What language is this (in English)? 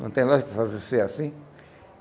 Portuguese